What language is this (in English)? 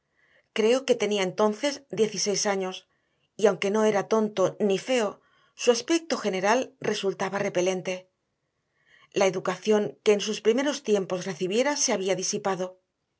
Spanish